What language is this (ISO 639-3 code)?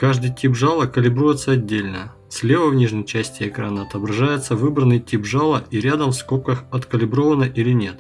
rus